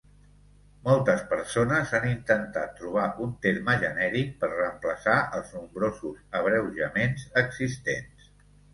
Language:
Catalan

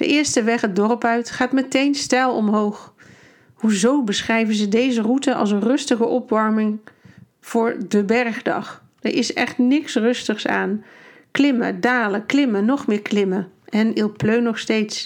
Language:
Dutch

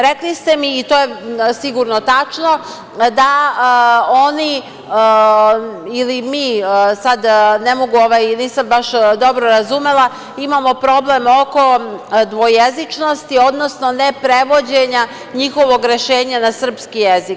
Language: Serbian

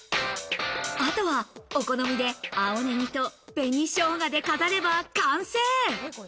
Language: Japanese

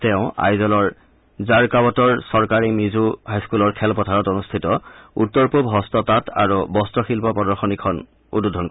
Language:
Assamese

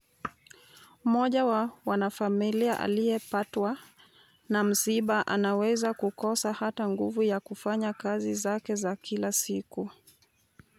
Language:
Luo (Kenya and Tanzania)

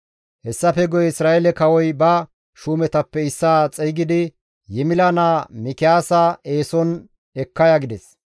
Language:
Gamo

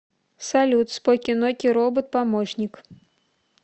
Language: Russian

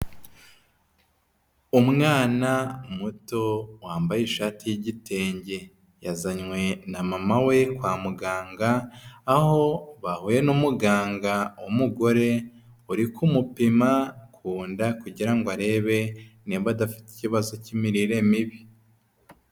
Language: Kinyarwanda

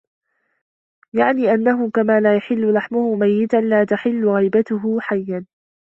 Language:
Arabic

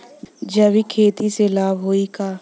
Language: Bhojpuri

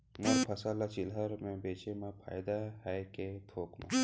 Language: Chhattisgarhi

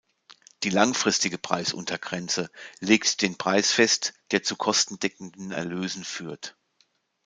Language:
German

